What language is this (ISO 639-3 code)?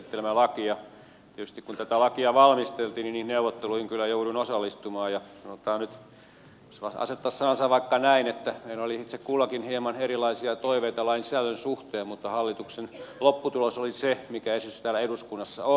fin